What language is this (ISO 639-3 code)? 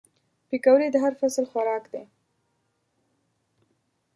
pus